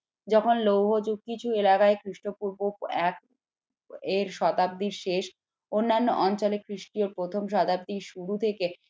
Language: Bangla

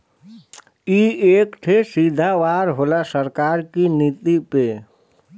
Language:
Bhojpuri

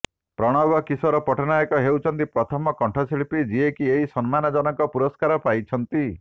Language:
Odia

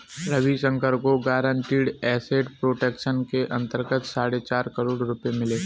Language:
Hindi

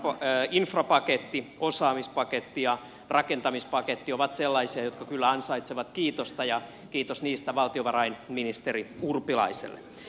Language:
Finnish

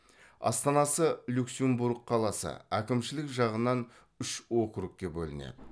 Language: Kazakh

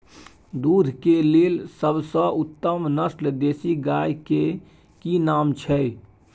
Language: Maithili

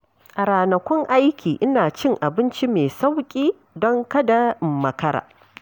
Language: Hausa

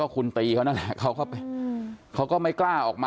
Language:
Thai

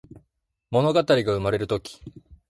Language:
Japanese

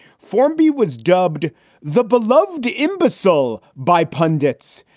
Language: English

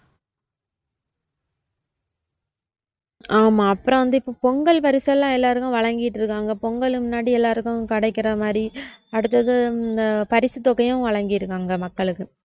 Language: Tamil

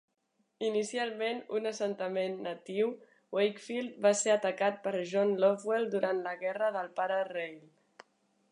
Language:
Catalan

